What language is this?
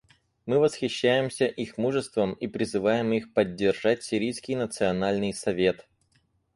Russian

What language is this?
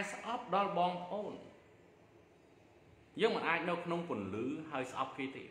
Thai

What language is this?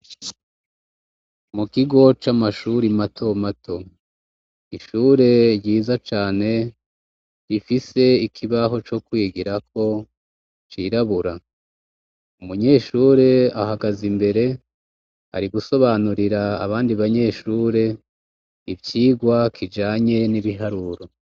Rundi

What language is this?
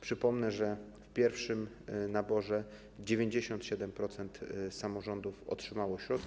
Polish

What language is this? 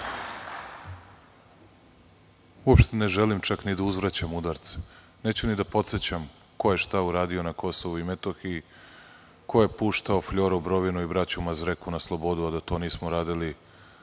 Serbian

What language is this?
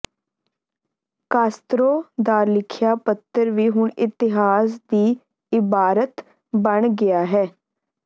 Punjabi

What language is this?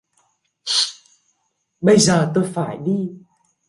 Vietnamese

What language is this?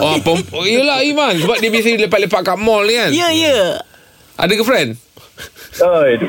Malay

